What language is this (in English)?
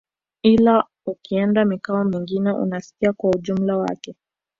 Swahili